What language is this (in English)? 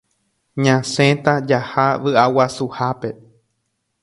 Guarani